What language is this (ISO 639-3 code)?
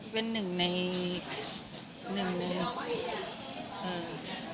tha